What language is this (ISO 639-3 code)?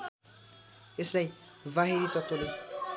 nep